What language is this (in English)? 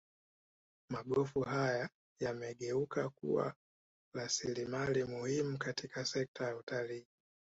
Swahili